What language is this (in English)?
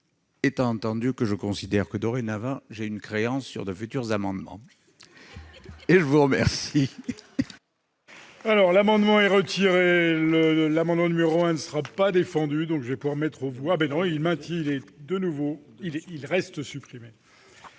French